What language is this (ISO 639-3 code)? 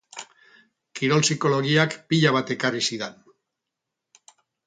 eus